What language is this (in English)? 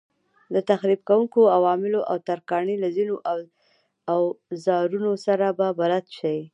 Pashto